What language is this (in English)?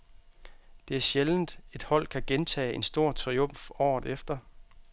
Danish